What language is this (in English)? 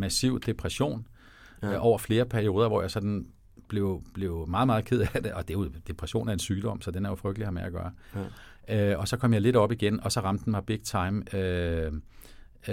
Danish